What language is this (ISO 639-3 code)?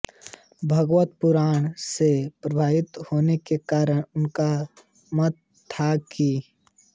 hin